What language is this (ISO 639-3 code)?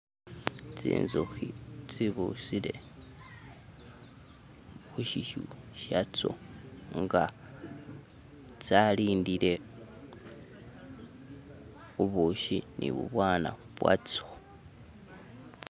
myx